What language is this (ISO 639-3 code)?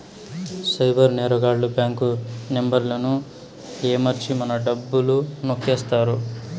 tel